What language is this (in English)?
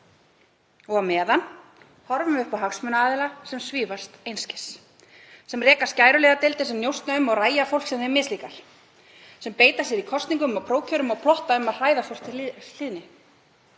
Icelandic